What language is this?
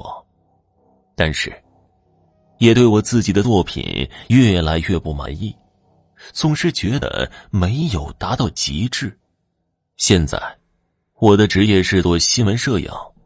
Chinese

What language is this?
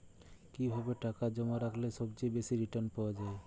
Bangla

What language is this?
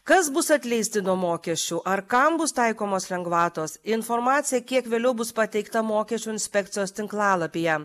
Lithuanian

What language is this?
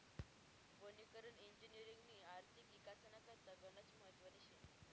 Marathi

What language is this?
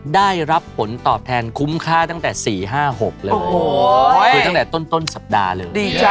Thai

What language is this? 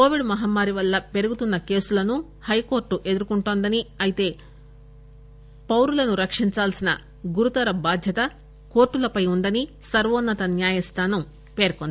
Telugu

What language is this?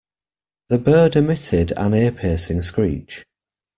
English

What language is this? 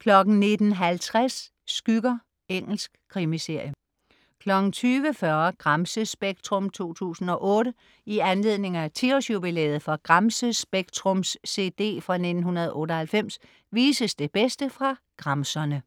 Danish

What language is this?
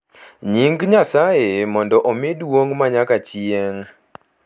Luo (Kenya and Tanzania)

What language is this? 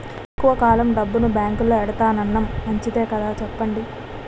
Telugu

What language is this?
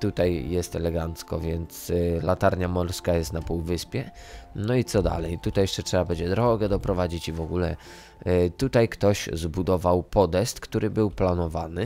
Polish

